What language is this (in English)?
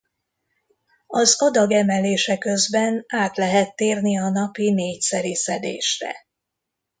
Hungarian